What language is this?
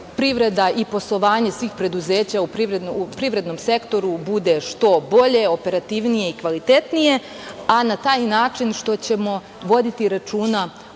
Serbian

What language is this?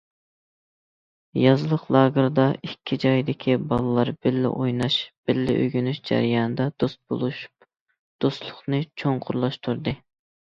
Uyghur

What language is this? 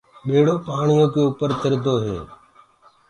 Gurgula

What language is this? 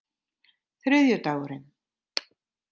Icelandic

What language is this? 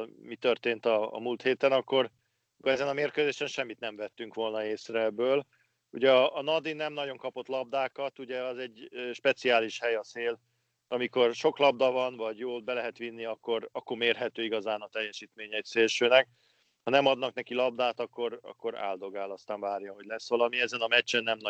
Hungarian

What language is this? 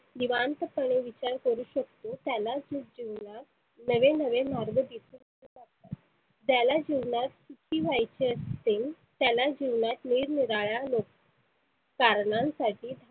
Marathi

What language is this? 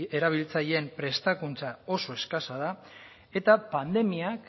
Basque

